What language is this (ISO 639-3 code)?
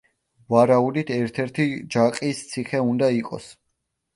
kat